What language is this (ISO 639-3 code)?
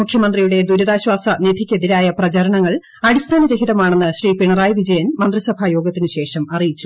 mal